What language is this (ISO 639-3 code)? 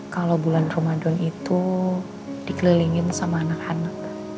ind